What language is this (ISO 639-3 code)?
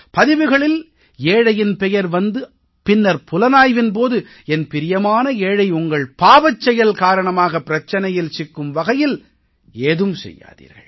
tam